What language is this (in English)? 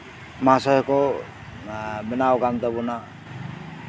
Santali